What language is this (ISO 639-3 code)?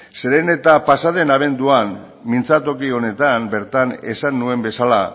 eus